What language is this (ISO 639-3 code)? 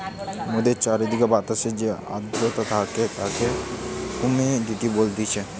ben